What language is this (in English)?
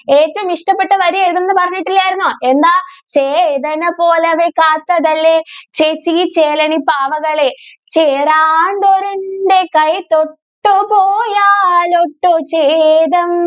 Malayalam